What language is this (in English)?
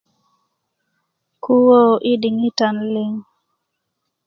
Kuku